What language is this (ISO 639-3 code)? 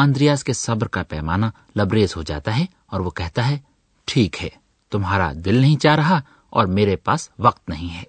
urd